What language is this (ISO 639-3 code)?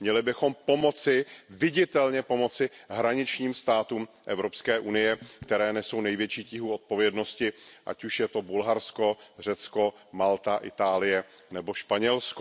ces